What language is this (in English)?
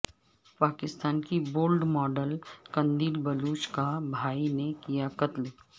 Urdu